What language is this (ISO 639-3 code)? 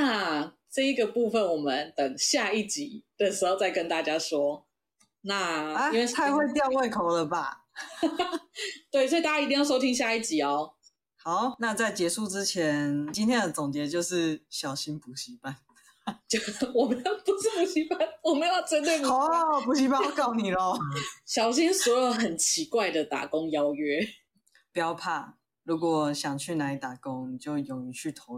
zho